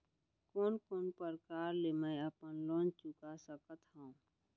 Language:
Chhattisgarhi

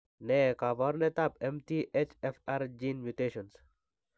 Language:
Kalenjin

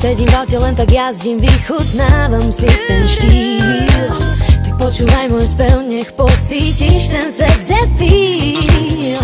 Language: Polish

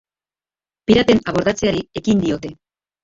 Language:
Basque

